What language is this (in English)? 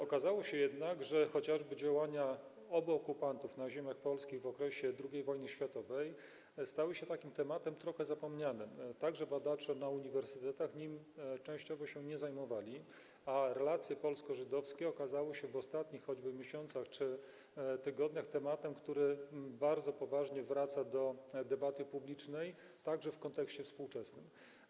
Polish